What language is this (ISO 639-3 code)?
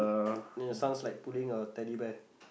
eng